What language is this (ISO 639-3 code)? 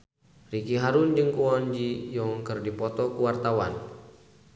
sun